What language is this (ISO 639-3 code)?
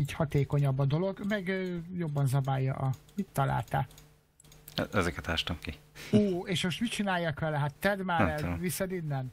hun